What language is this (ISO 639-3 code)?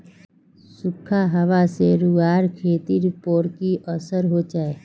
mag